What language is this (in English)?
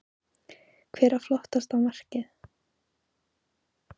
Icelandic